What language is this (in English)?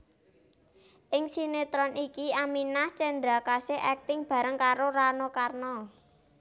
Javanese